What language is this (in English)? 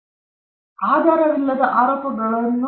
Kannada